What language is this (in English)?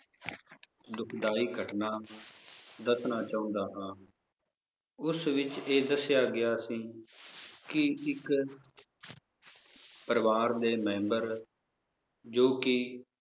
Punjabi